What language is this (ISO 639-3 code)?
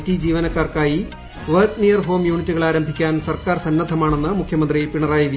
mal